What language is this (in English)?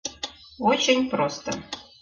Mari